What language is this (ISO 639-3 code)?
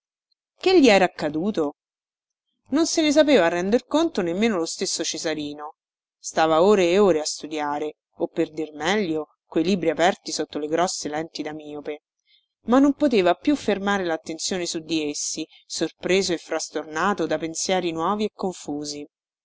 ita